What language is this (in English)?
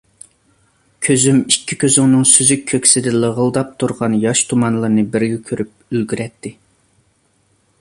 Uyghur